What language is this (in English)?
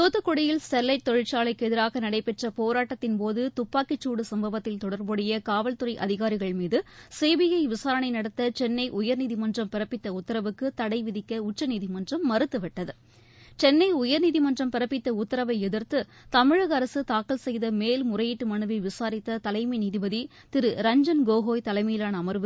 Tamil